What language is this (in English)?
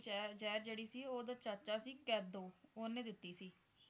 Punjabi